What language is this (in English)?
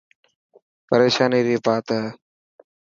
Dhatki